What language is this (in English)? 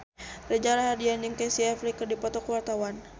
Sundanese